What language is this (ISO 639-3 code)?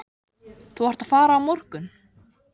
isl